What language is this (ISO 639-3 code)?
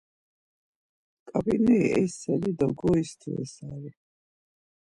lzz